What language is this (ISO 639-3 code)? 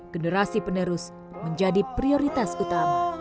ind